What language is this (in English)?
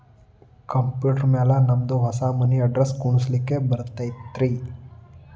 Kannada